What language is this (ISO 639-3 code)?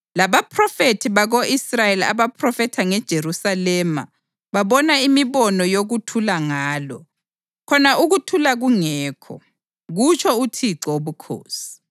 nde